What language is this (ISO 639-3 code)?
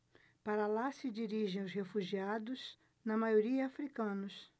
por